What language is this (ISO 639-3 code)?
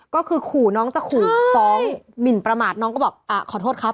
tha